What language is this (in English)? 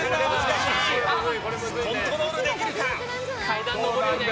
Japanese